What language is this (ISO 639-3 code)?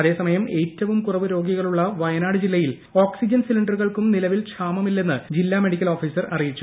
mal